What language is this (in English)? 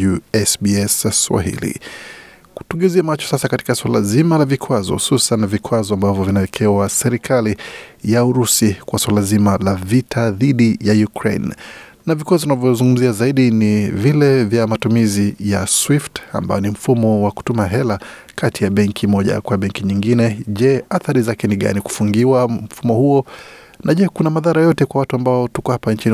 Swahili